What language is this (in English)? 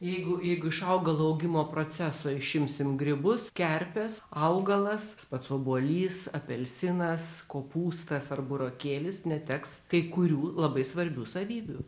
Lithuanian